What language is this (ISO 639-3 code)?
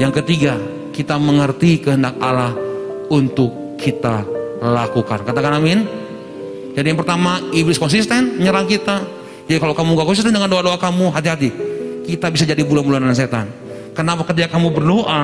ind